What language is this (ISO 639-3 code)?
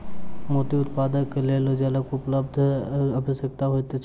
mai